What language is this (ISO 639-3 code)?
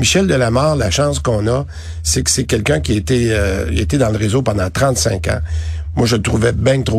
fra